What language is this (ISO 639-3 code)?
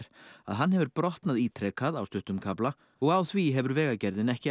isl